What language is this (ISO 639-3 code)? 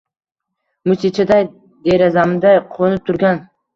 uzb